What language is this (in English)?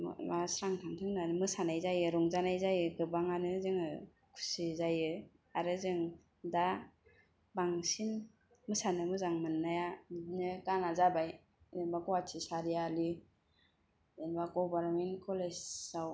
Bodo